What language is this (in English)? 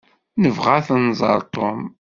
Kabyle